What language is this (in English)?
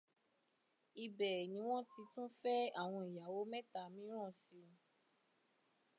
Yoruba